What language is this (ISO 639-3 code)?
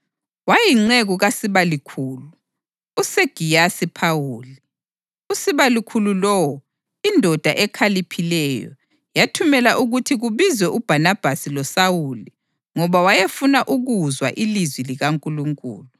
nde